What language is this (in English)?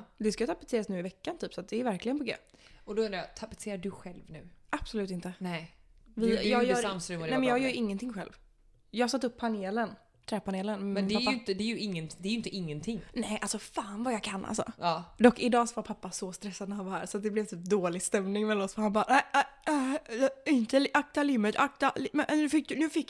Swedish